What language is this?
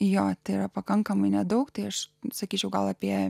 Lithuanian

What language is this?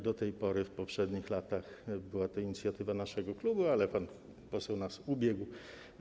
Polish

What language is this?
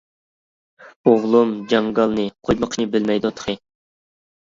Uyghur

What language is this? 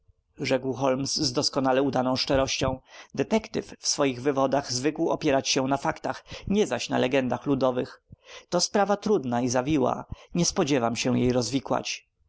Polish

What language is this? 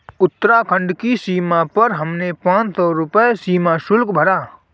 Hindi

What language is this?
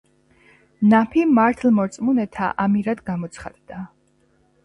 Georgian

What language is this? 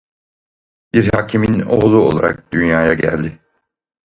Turkish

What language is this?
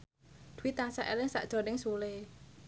Javanese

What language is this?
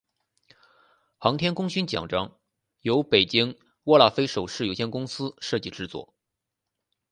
Chinese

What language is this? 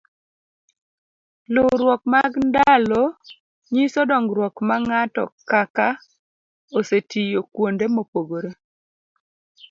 Luo (Kenya and Tanzania)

